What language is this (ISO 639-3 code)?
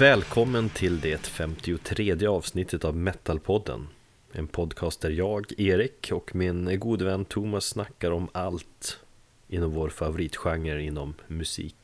swe